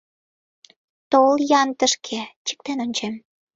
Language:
Mari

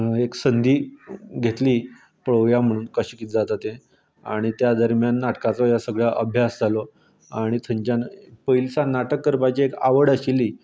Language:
Konkani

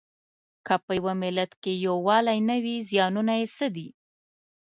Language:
Pashto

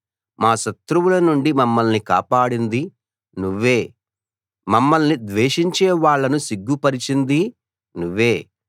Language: Telugu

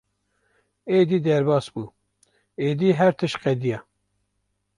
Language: Kurdish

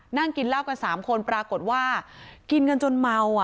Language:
Thai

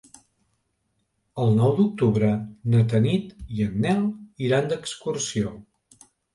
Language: Catalan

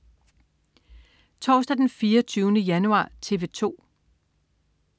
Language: Danish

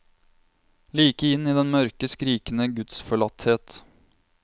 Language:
Norwegian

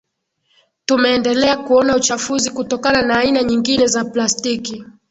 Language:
Swahili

